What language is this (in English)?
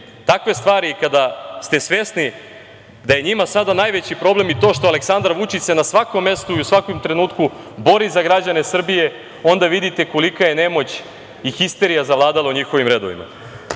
Serbian